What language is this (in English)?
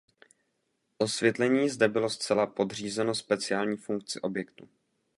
Czech